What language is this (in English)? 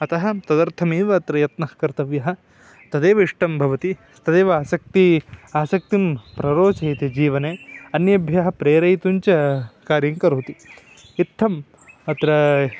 Sanskrit